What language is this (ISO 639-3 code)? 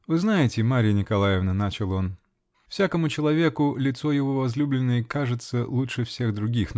rus